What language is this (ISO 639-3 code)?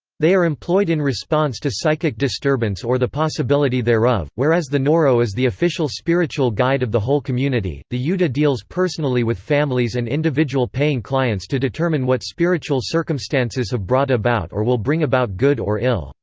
eng